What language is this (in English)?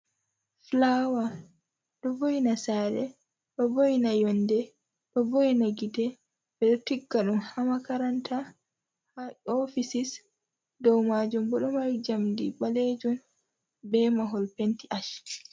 Fula